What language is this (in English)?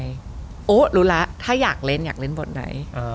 Thai